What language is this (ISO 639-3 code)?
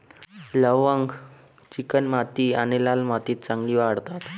mar